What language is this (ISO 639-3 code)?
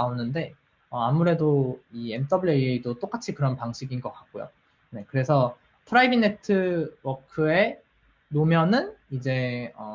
kor